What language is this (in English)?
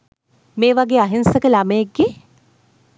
Sinhala